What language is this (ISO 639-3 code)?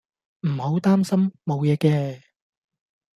yue